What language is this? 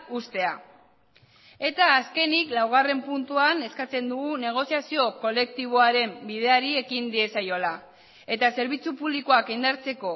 Basque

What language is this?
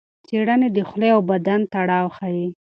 Pashto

